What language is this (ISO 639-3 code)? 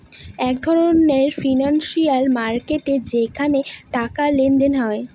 ben